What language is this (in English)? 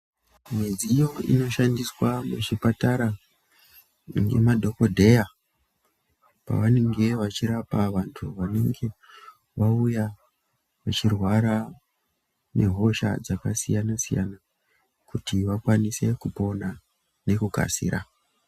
Ndau